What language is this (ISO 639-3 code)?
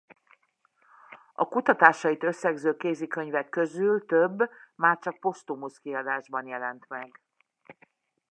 hun